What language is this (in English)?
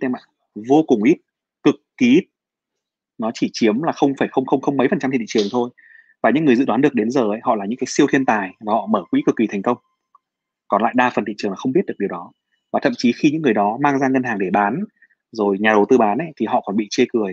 Vietnamese